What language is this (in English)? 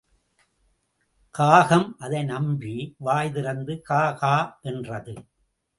Tamil